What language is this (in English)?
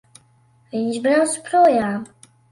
Latvian